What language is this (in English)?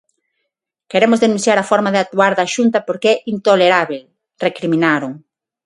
Galician